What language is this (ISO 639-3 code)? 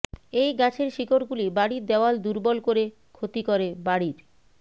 ben